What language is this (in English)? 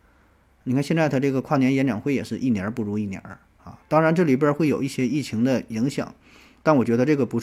Chinese